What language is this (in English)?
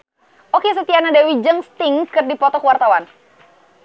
Sundanese